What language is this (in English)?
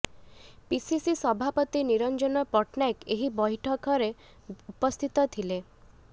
Odia